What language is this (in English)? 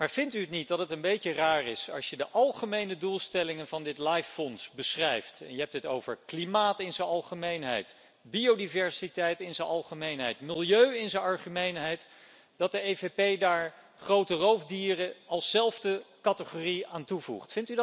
Dutch